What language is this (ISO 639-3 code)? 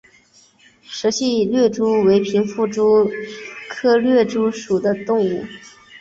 zho